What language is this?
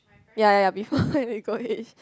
English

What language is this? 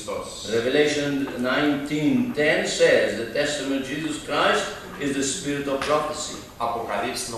Romanian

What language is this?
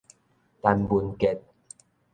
Min Nan Chinese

